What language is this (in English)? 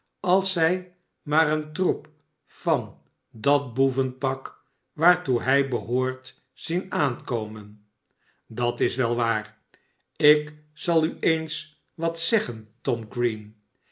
Dutch